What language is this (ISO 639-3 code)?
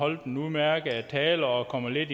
dan